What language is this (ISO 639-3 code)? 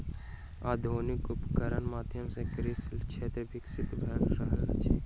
mai